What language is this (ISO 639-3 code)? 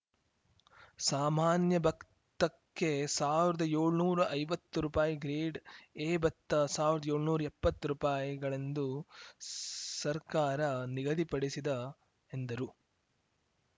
kan